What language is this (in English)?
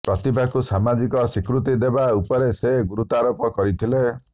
Odia